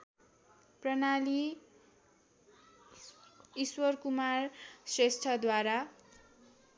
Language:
Nepali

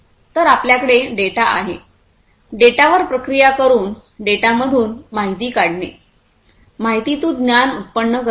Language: Marathi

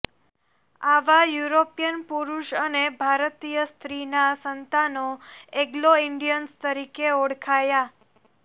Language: Gujarati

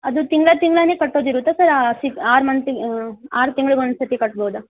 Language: Kannada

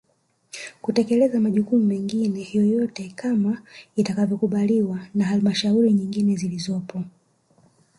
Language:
Swahili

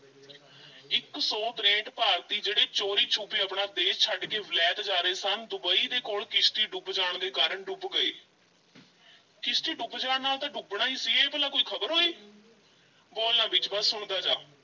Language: Punjabi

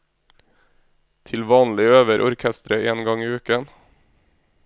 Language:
Norwegian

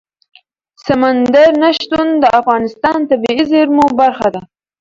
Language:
Pashto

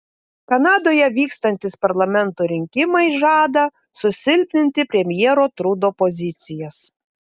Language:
Lithuanian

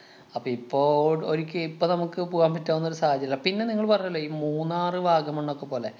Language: Malayalam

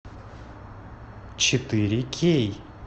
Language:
Russian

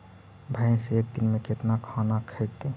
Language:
Magahi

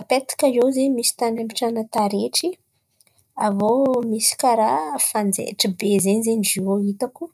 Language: Antankarana Malagasy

